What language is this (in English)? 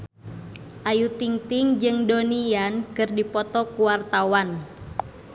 Sundanese